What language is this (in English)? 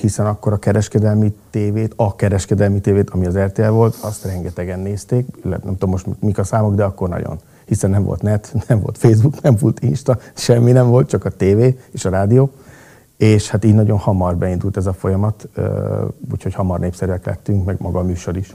Hungarian